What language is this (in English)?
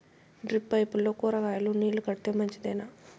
Telugu